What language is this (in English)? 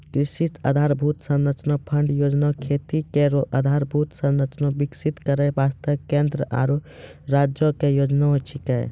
Maithili